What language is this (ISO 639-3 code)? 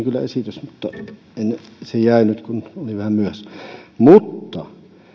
fin